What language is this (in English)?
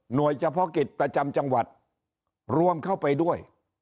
Thai